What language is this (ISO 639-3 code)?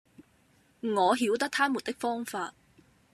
yue